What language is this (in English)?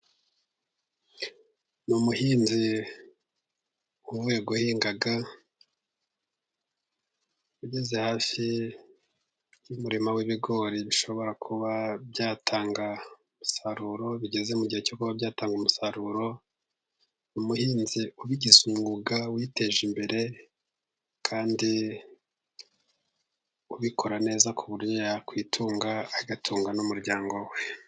Kinyarwanda